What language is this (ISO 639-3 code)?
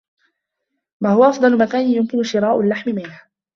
ara